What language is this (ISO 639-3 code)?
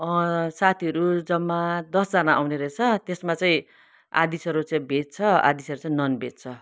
nep